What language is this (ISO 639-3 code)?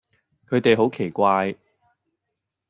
yue